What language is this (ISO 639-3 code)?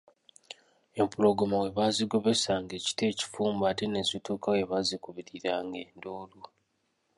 lug